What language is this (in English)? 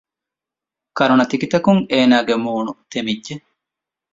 Divehi